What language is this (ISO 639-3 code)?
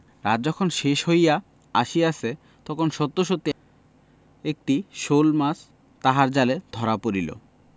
ben